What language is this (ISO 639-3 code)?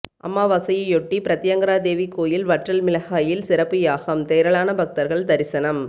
tam